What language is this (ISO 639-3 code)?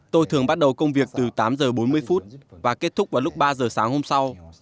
vie